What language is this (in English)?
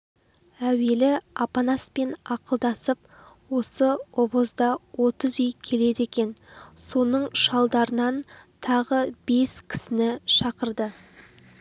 Kazakh